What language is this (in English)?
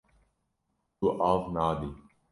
Kurdish